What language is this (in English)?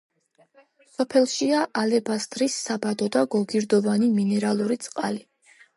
Georgian